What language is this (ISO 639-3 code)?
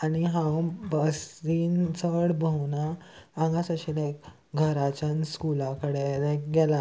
kok